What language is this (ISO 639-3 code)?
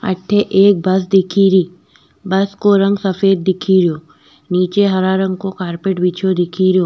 raj